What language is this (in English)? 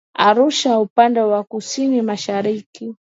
Swahili